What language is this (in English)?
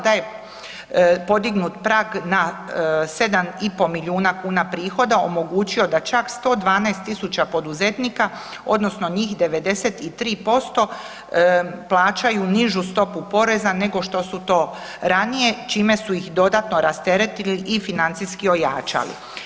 Croatian